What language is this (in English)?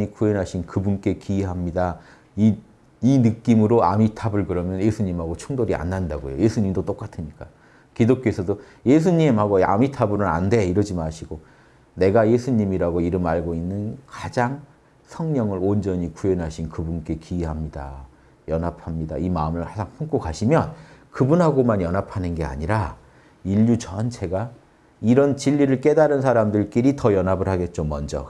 Korean